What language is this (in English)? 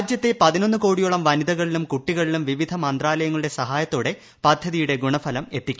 Malayalam